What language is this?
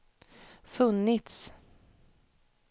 Swedish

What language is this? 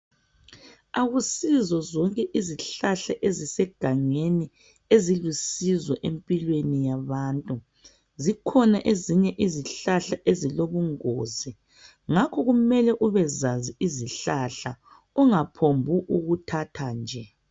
North Ndebele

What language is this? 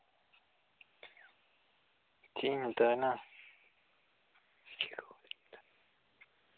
Santali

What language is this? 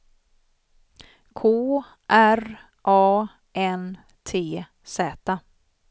Swedish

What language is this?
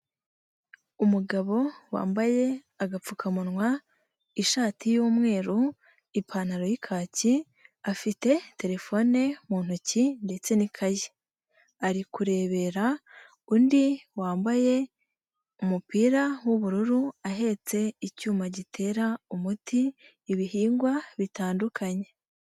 Kinyarwanda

